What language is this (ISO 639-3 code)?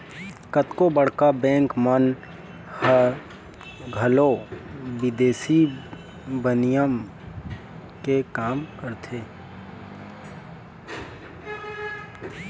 hne